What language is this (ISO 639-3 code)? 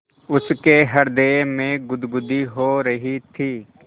hin